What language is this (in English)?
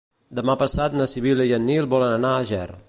Catalan